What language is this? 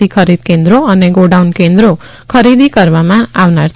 Gujarati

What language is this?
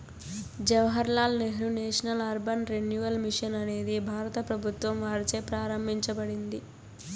Telugu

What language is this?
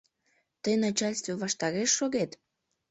Mari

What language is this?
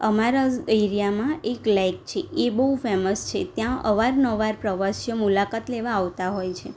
Gujarati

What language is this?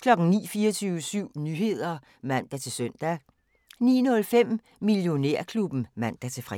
Danish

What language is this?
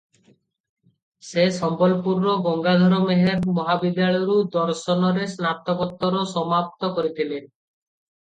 Odia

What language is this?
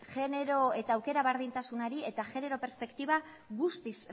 Basque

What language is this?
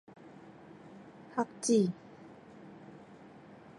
Min Nan Chinese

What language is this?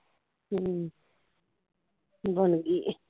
Punjabi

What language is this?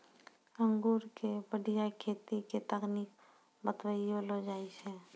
Maithili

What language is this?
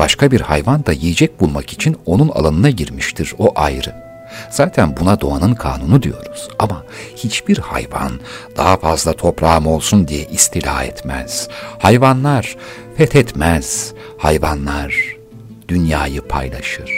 Turkish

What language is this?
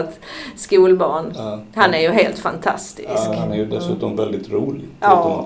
Swedish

